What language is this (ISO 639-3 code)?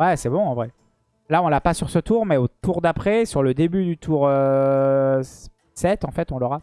fra